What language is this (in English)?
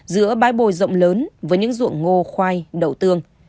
Vietnamese